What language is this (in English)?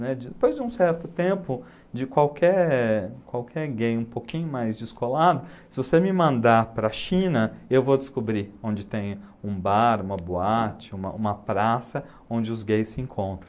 Portuguese